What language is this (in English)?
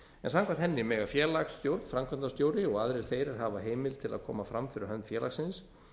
Icelandic